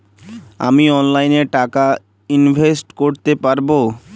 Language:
Bangla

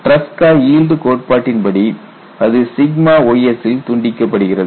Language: Tamil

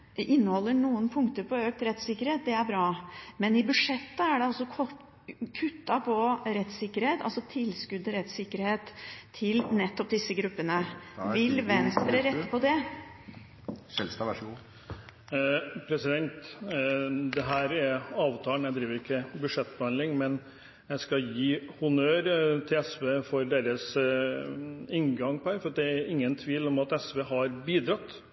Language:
Norwegian Bokmål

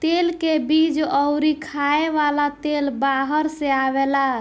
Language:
Bhojpuri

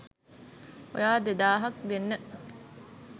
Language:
Sinhala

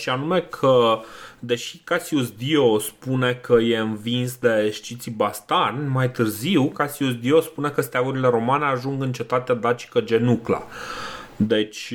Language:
Romanian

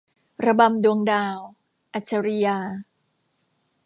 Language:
Thai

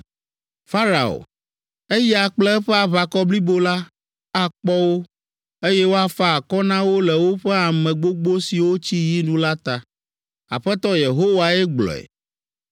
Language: Ewe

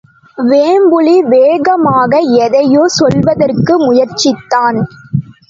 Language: Tamil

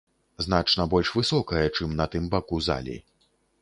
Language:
Belarusian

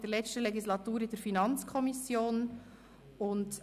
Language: Swiss German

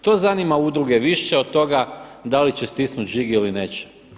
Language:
Croatian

